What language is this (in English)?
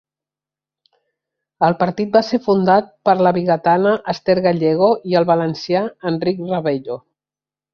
Catalan